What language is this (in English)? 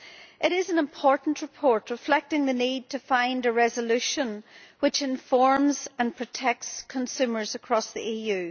English